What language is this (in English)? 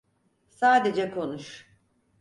Turkish